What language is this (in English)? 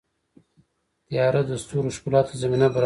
Pashto